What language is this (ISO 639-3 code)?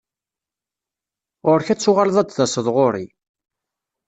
kab